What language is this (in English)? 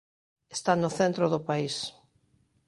Galician